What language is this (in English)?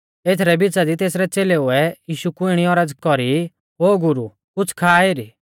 Mahasu Pahari